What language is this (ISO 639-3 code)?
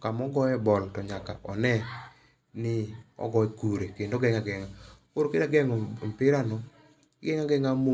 luo